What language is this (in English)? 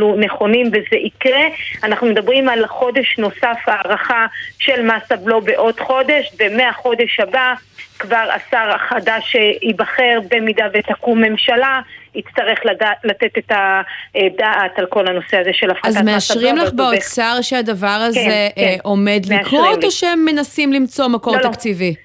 Hebrew